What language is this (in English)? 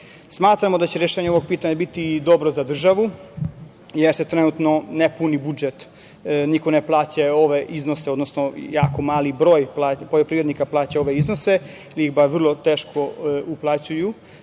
Serbian